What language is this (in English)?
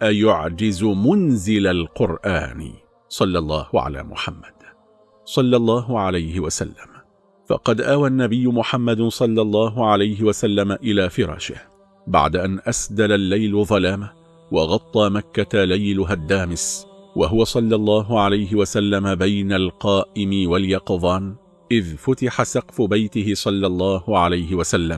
Arabic